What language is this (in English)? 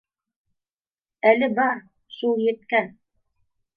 Bashkir